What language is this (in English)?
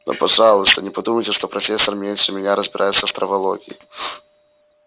Russian